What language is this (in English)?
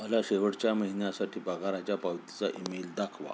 Marathi